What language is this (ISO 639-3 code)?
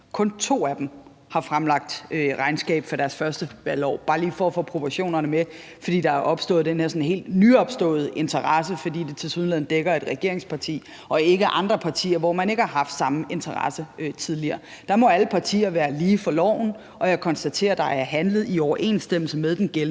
dan